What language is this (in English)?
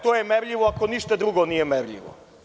Serbian